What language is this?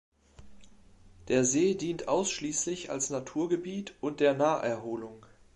German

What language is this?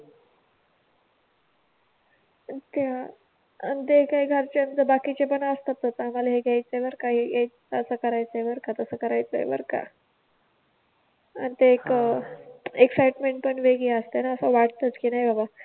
Marathi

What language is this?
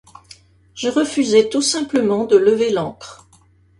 French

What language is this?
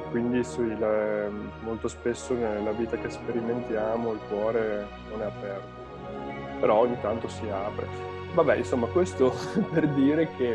Italian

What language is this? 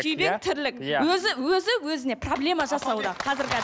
Kazakh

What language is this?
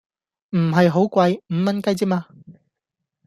Cantonese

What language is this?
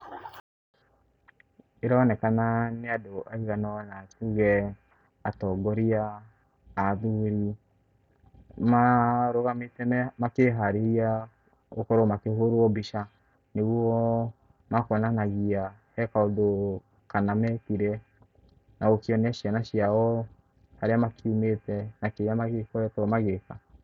Kikuyu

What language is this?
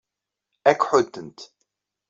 Kabyle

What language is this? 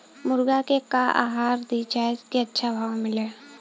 Bhojpuri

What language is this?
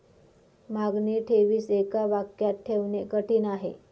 Marathi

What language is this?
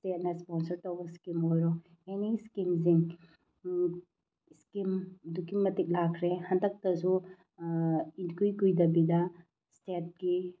Manipuri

